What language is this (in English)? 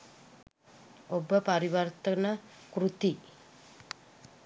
Sinhala